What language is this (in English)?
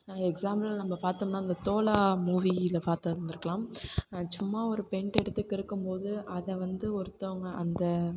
Tamil